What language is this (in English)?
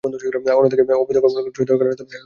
Bangla